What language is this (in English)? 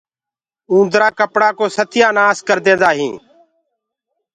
Gurgula